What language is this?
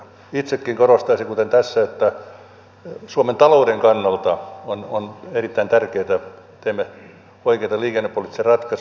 Finnish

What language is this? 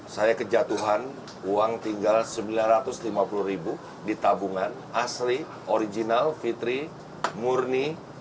Indonesian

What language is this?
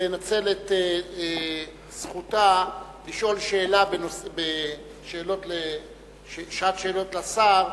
Hebrew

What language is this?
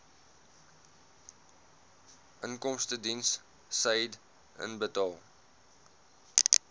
Afrikaans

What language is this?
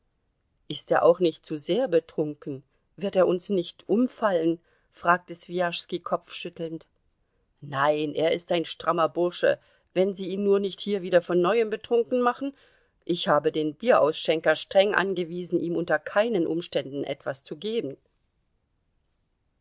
German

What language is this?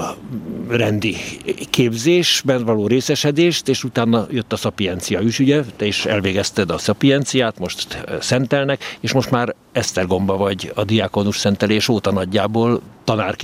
Hungarian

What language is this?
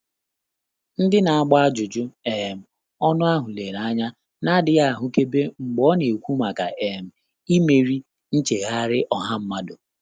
Igbo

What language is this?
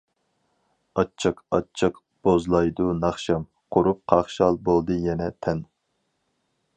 Uyghur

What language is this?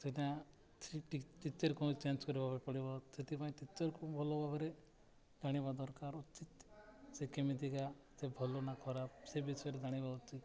Odia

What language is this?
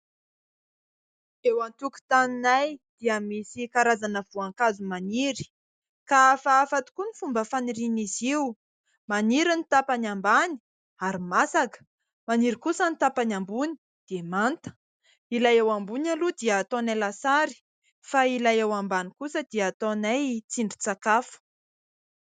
Malagasy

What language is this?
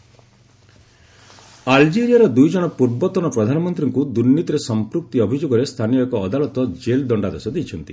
Odia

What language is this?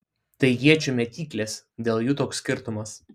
Lithuanian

